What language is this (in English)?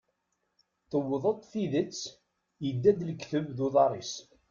Kabyle